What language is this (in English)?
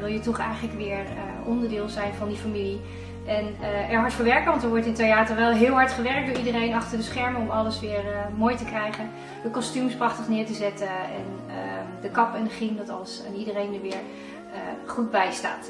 Dutch